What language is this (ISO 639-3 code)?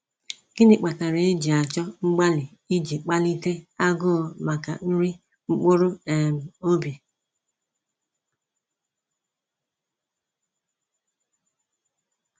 ibo